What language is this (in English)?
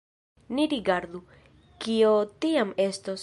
Esperanto